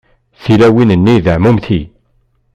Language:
Kabyle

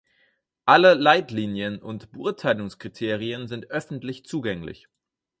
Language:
German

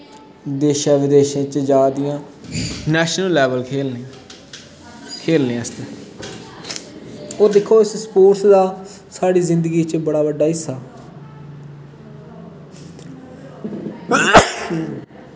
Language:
Dogri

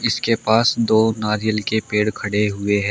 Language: Hindi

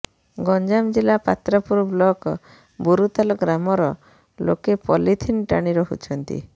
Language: Odia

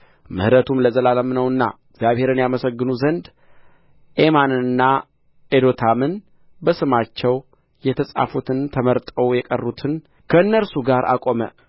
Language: Amharic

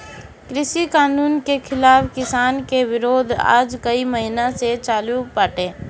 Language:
Bhojpuri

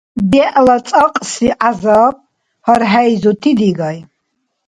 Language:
Dargwa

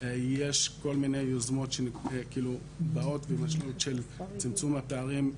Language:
Hebrew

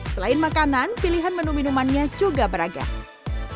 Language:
Indonesian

